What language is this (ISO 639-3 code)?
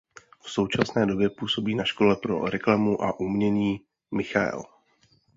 ces